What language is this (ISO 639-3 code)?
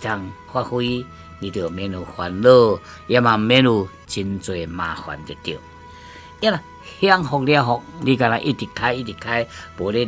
zho